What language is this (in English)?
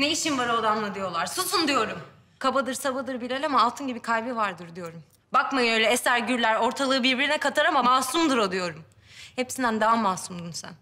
Turkish